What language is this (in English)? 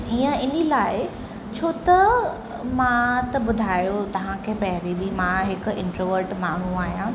Sindhi